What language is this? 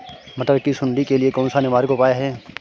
Hindi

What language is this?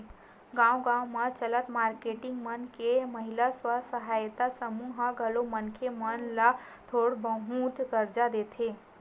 Chhattisgarhi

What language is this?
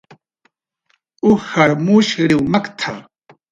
Jaqaru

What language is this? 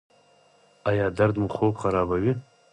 Pashto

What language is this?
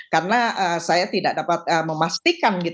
Indonesian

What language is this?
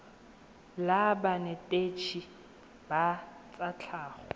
Tswana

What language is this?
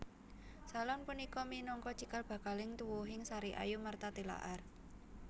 Javanese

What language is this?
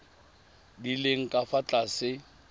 Tswana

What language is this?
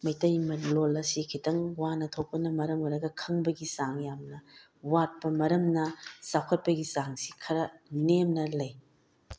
Manipuri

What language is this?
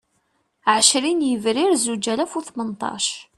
Kabyle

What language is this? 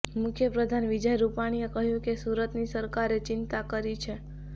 Gujarati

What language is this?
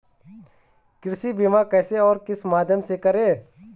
Hindi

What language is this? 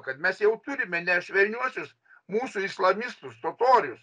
Lithuanian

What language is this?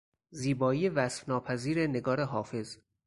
Persian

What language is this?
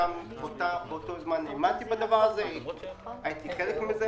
Hebrew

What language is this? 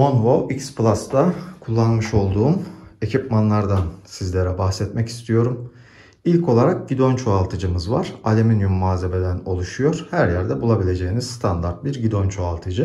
Turkish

